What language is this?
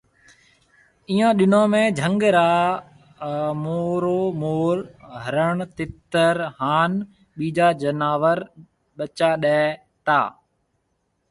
Marwari (Pakistan)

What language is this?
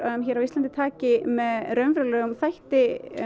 Icelandic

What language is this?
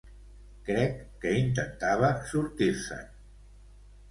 Catalan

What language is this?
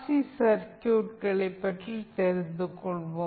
Tamil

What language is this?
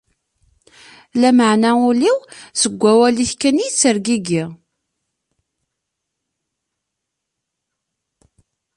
Kabyle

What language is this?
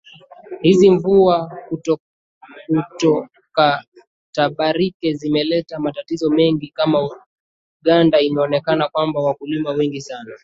Swahili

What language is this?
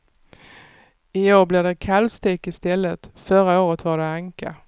Swedish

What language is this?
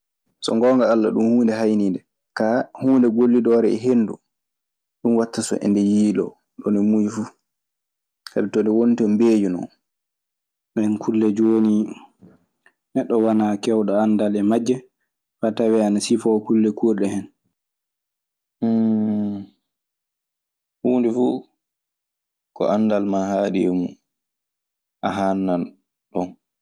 Maasina Fulfulde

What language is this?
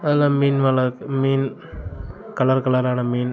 Tamil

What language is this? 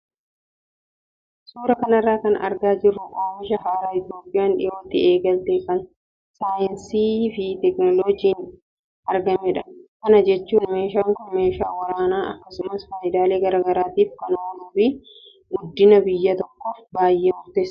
Oromo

